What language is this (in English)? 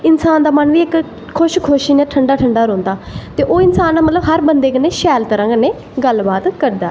Dogri